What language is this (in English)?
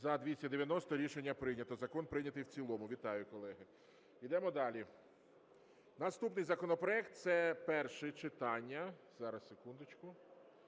Ukrainian